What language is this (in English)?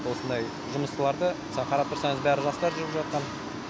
Kazakh